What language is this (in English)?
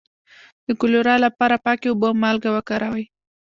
Pashto